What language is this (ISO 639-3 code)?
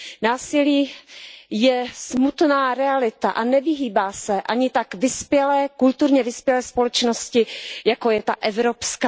ces